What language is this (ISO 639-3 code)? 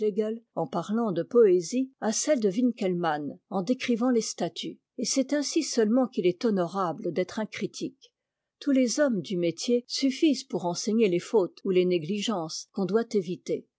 fra